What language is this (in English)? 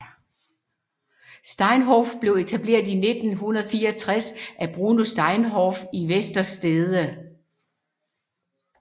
Danish